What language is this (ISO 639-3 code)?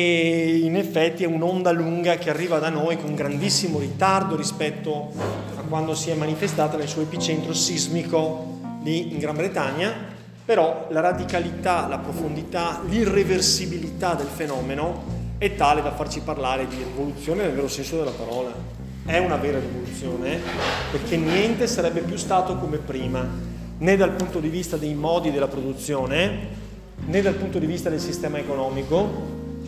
ita